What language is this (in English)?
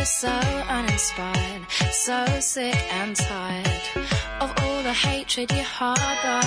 Korean